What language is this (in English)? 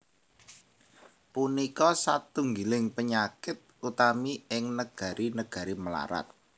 Javanese